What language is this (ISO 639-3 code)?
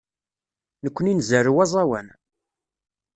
kab